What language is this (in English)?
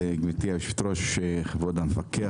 Hebrew